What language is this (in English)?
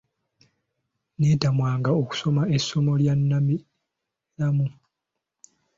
Ganda